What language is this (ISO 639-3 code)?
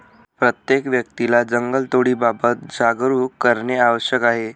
mar